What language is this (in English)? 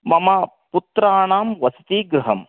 Sanskrit